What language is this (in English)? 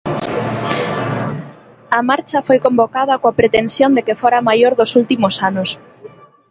Galician